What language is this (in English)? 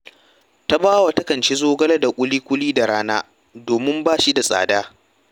Hausa